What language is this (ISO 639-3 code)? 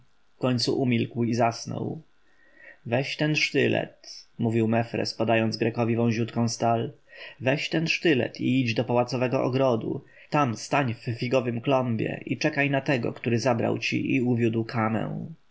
pol